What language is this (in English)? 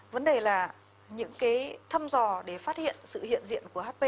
Vietnamese